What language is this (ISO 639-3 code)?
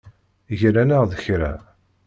kab